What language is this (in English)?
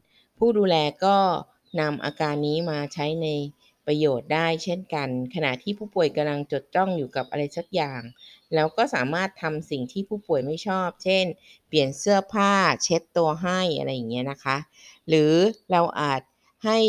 Thai